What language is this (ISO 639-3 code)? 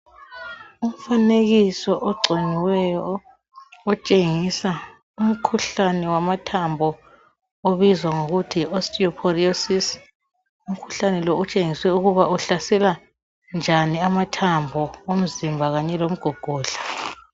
nde